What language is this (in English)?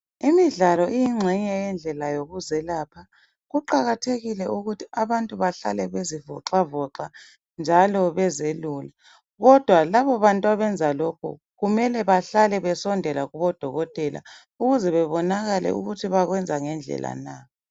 North Ndebele